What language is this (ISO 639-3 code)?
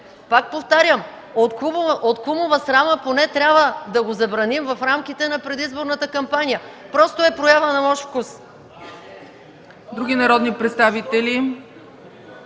bul